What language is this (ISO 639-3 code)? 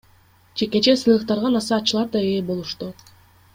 kir